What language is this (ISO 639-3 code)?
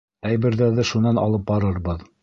bak